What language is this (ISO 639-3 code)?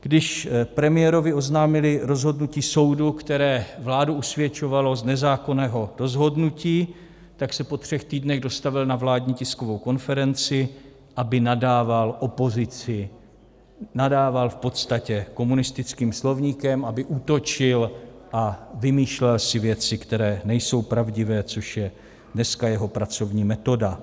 ces